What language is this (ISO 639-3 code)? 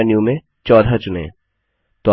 hin